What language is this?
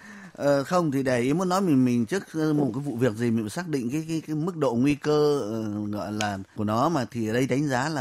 Vietnamese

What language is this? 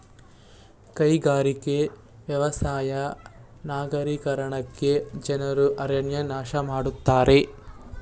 Kannada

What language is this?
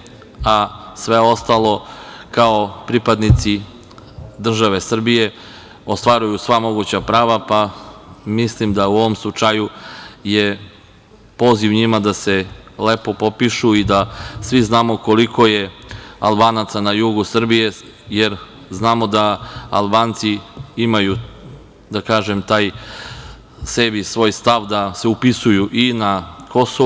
Serbian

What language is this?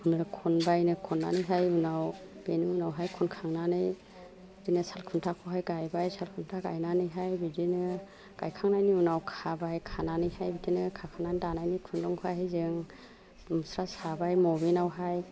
Bodo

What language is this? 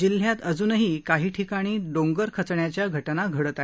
Marathi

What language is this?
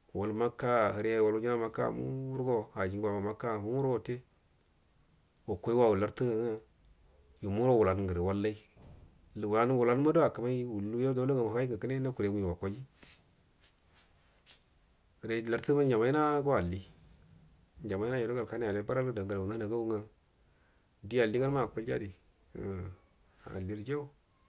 Buduma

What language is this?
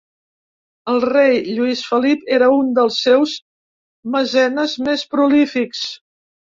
Catalan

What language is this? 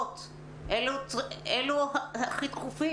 Hebrew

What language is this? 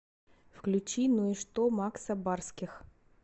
Russian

